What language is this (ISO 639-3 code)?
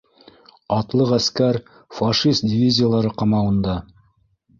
bak